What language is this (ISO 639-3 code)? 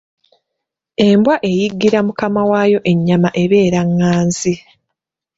lug